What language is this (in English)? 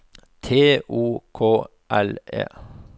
Norwegian